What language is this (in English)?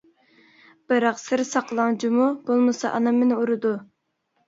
Uyghur